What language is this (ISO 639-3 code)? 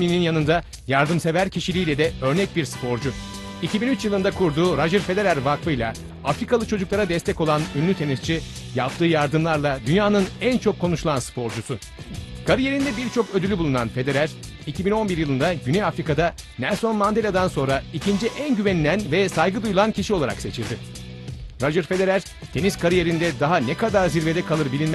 tur